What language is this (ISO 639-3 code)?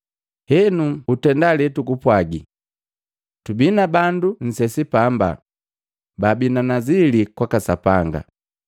mgv